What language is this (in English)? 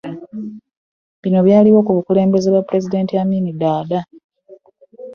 Ganda